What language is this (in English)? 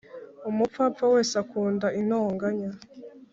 Kinyarwanda